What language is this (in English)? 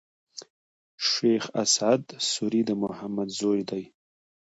Pashto